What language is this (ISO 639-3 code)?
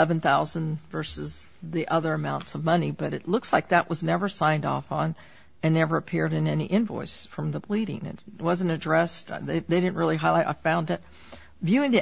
eng